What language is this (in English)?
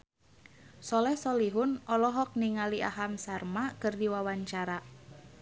Sundanese